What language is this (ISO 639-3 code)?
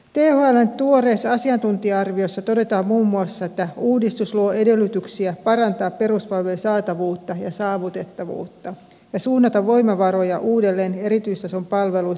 fin